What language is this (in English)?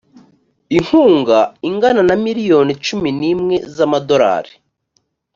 Kinyarwanda